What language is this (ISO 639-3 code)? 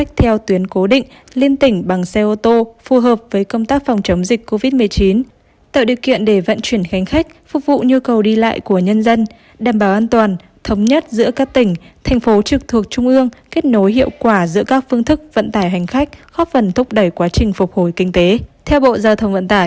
vie